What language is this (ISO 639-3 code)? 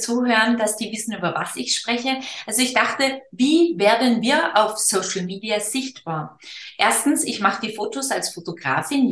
deu